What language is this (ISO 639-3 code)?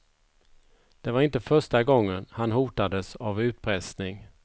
swe